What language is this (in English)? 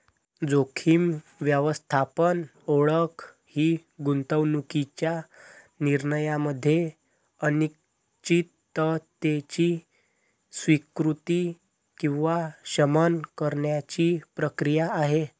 Marathi